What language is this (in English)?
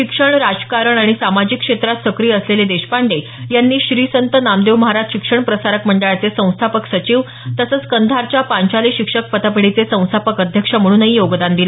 Marathi